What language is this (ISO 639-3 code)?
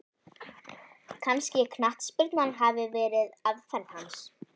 isl